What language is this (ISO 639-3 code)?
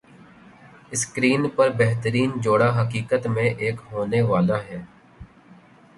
urd